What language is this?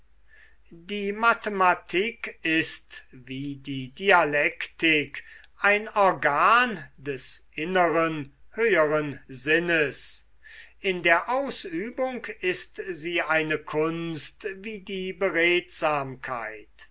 German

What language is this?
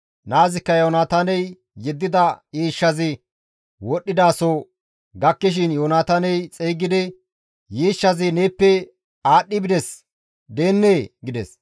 Gamo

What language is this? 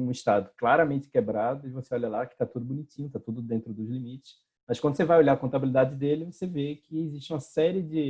Portuguese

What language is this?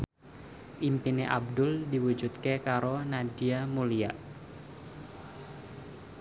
Javanese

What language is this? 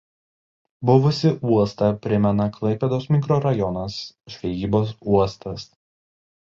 Lithuanian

